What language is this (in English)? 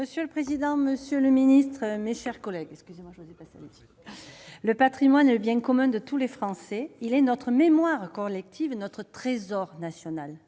French